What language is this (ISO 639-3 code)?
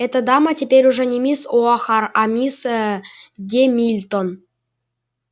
rus